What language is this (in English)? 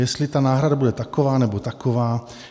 Czech